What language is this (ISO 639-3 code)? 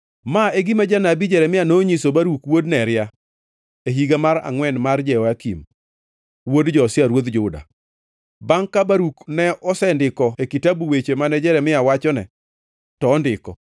luo